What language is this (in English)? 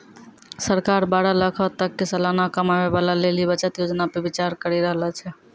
Maithili